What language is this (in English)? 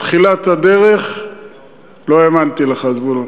Hebrew